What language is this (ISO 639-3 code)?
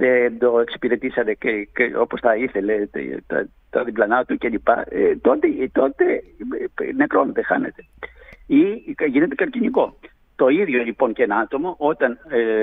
ell